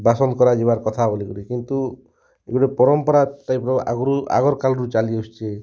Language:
Odia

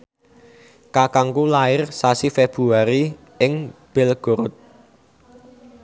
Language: Javanese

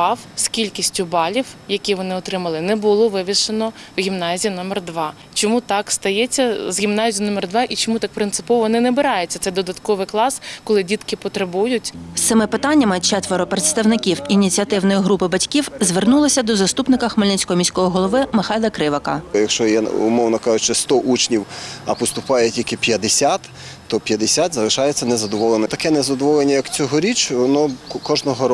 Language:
Ukrainian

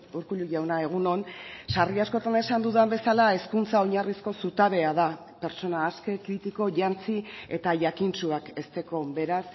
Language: Basque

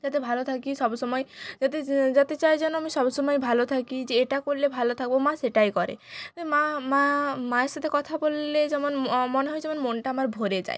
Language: Bangla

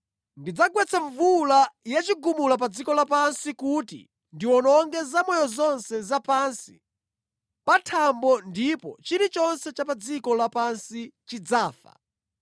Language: Nyanja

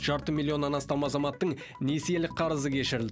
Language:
Kazakh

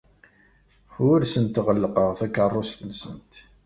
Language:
Kabyle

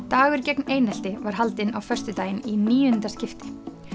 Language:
Icelandic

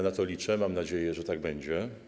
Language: Polish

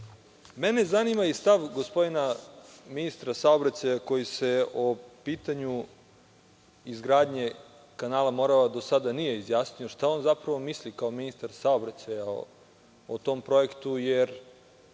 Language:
Serbian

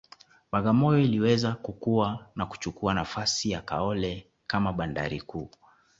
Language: Swahili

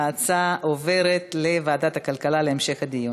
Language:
Hebrew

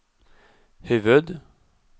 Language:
Swedish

